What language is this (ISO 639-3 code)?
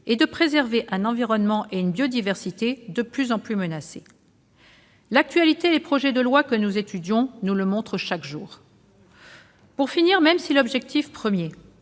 fra